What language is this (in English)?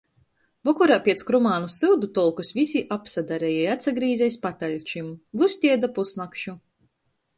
Latgalian